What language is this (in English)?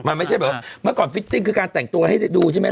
Thai